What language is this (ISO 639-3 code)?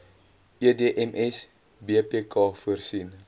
afr